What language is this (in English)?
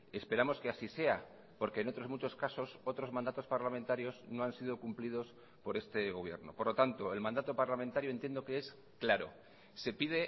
Spanish